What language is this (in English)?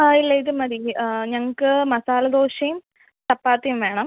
Malayalam